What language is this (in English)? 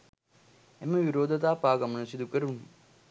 Sinhala